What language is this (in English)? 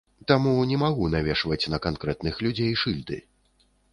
Belarusian